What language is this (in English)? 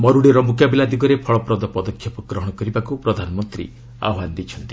Odia